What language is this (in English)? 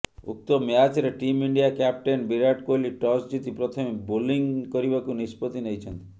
Odia